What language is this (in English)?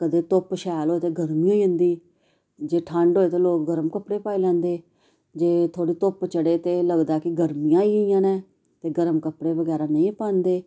Dogri